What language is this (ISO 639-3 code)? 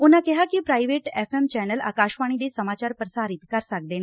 pan